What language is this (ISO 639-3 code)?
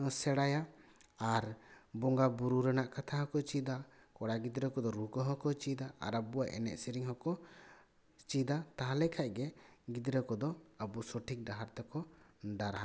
sat